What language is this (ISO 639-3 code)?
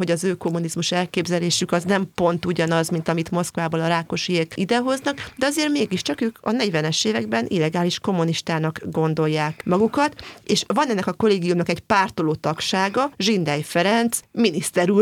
hun